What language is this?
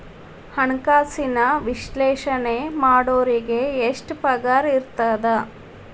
Kannada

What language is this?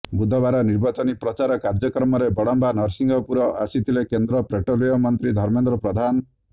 Odia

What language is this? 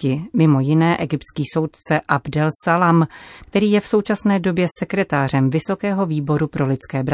Czech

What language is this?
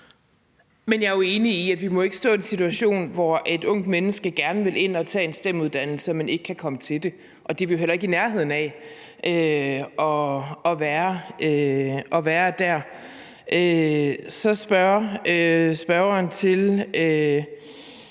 Danish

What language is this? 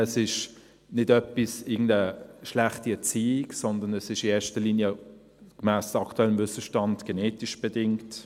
Swiss German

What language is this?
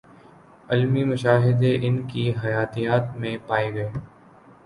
Urdu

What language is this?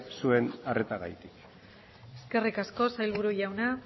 Basque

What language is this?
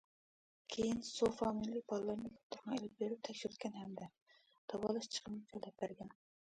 Uyghur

